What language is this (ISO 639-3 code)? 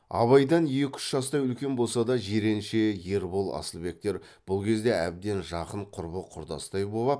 kaz